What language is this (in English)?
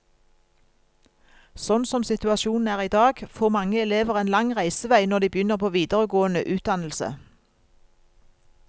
Norwegian